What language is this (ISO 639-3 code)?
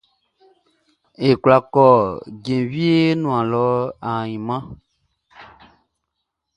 bci